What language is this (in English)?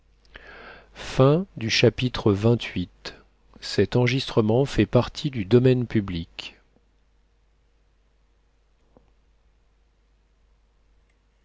French